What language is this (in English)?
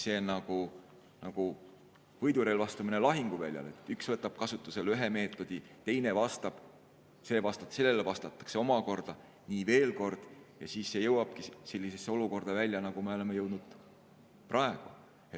Estonian